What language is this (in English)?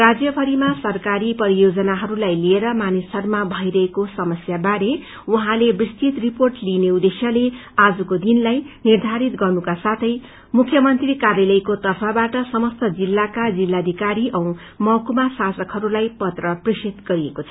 Nepali